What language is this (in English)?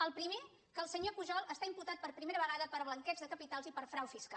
Catalan